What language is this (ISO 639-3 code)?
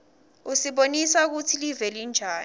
ssw